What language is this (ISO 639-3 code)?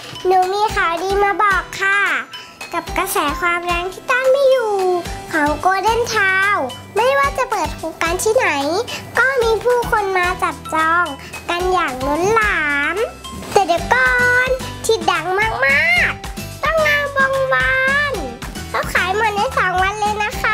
tha